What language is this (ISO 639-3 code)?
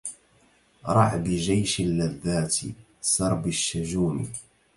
ara